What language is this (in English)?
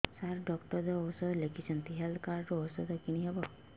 Odia